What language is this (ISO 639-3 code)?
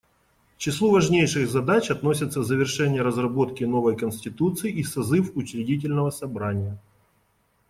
rus